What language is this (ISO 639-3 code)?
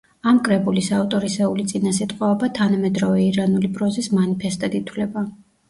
kat